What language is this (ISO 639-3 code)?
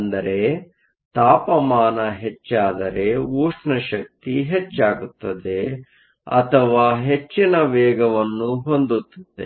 kan